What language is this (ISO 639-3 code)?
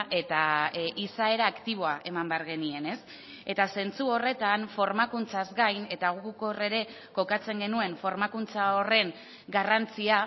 eus